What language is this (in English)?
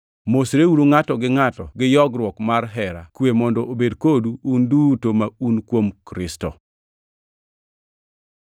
Luo (Kenya and Tanzania)